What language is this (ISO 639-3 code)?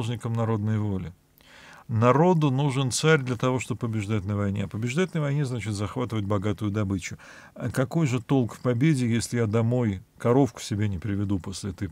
rus